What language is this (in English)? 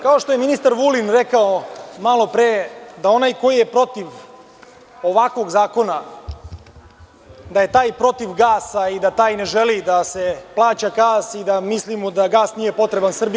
Serbian